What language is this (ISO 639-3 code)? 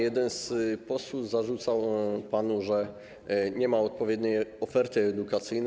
pol